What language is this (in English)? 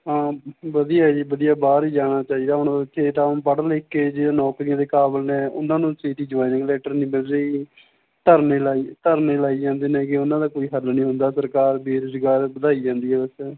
Punjabi